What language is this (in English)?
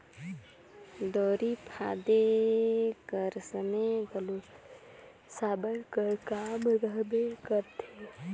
Chhattisgarhi